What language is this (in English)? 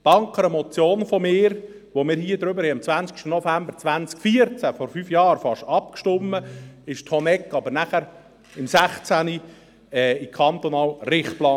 Swiss German